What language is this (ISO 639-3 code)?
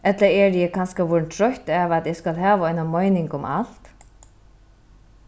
fao